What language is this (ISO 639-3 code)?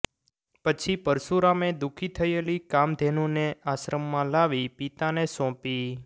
guj